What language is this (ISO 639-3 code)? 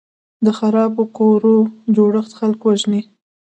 pus